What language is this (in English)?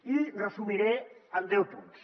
Catalan